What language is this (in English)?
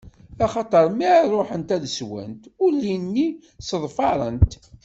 Kabyle